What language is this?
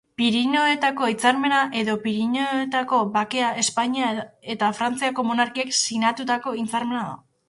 Basque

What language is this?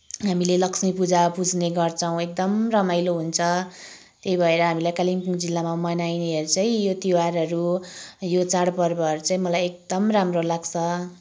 Nepali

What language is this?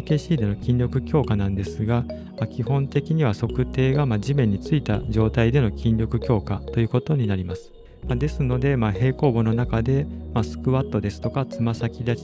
Japanese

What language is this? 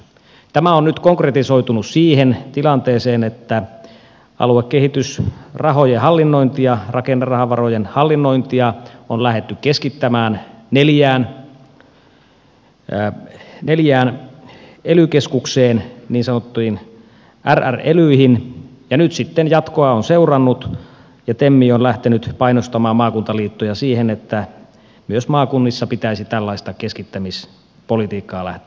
Finnish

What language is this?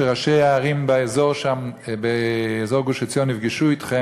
Hebrew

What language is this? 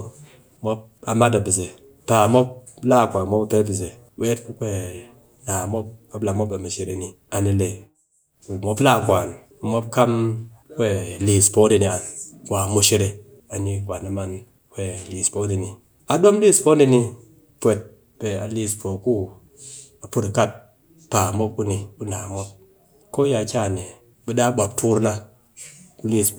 Cakfem-Mushere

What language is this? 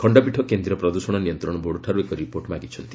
Odia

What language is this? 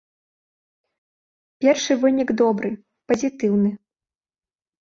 Belarusian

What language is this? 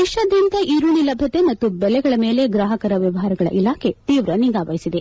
Kannada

